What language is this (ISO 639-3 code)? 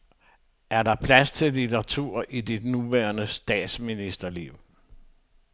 dan